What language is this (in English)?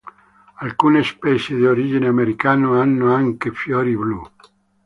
Italian